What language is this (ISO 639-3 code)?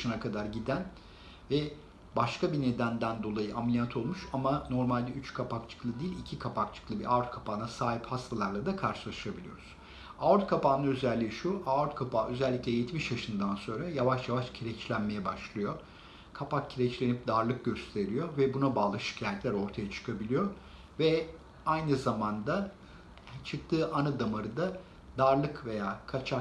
tur